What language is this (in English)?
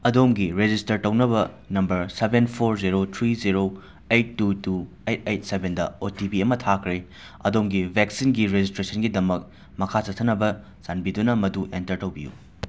Manipuri